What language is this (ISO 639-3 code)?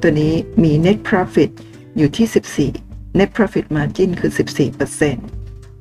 tha